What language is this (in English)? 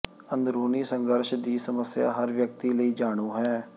Punjabi